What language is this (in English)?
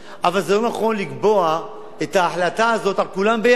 Hebrew